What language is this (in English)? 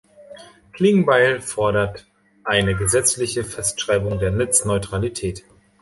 German